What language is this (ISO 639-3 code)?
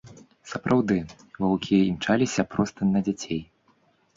bel